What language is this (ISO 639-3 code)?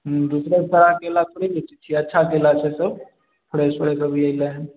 mai